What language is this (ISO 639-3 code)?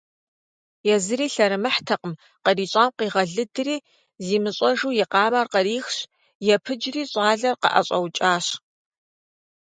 kbd